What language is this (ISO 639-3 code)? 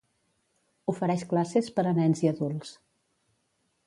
cat